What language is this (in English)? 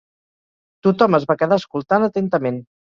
Catalan